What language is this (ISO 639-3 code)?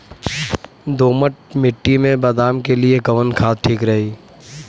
bho